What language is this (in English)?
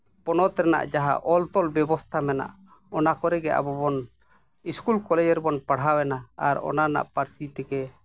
Santali